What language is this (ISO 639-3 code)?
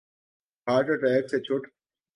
urd